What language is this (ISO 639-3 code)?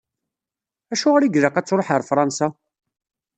kab